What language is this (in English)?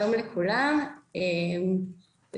Hebrew